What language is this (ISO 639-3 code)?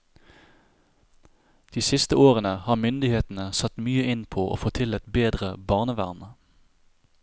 nor